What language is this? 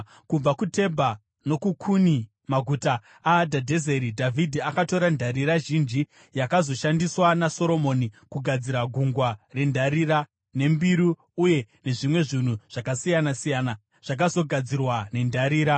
Shona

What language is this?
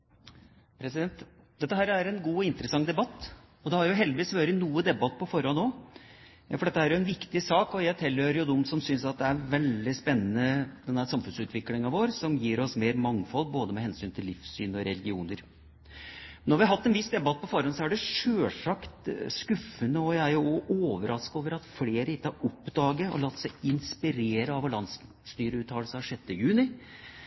Norwegian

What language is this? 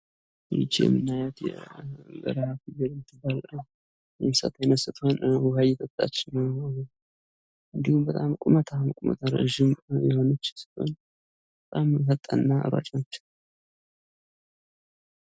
Amharic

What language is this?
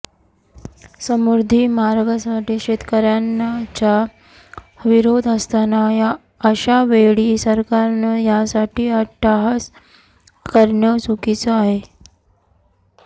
Marathi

